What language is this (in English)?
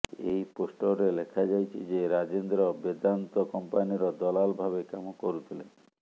Odia